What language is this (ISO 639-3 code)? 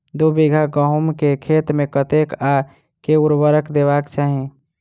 mai